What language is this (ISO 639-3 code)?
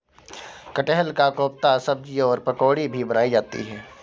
hin